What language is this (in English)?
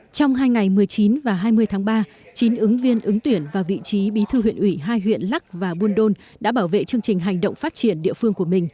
Vietnamese